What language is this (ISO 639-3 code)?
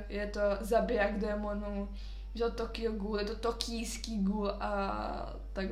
ces